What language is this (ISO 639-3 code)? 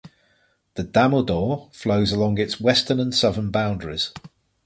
eng